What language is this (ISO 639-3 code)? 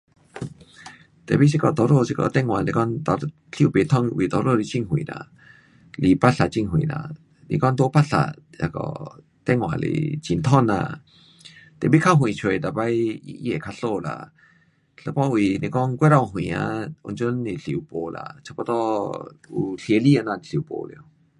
cpx